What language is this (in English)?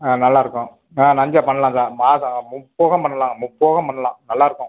Tamil